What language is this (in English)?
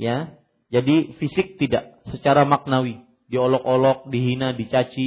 Malay